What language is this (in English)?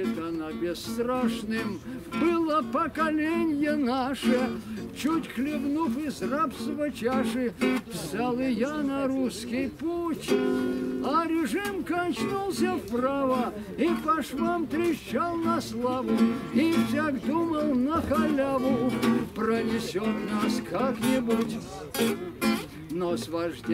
Russian